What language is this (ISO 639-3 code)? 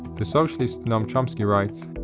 eng